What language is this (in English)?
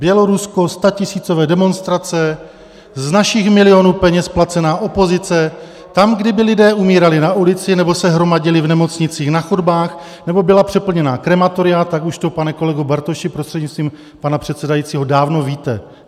Czech